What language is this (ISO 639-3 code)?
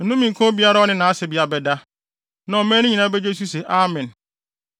aka